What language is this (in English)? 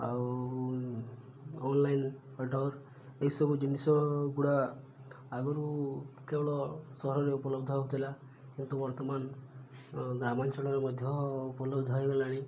Odia